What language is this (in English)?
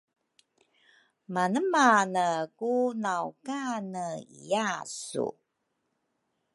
Rukai